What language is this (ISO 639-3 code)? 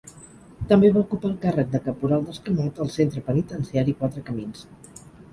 cat